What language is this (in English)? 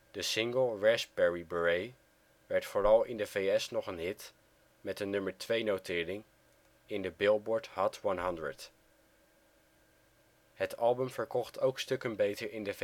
Dutch